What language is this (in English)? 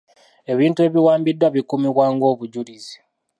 Ganda